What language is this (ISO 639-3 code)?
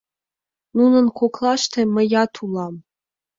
chm